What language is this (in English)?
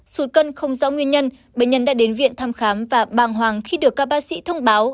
Vietnamese